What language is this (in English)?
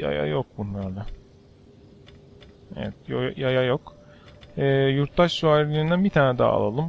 Turkish